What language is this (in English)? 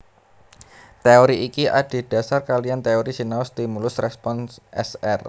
Javanese